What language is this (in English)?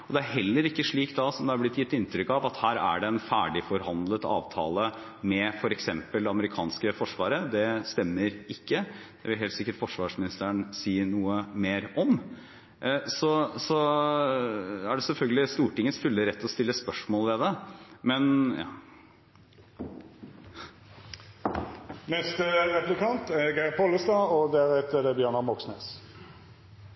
Norwegian